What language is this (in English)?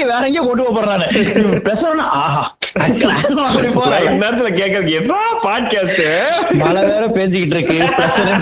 Tamil